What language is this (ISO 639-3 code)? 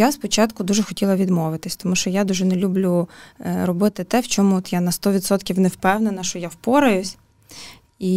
ukr